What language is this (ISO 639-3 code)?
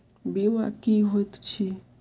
mai